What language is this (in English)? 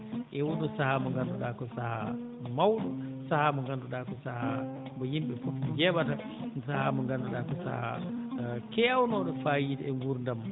Fula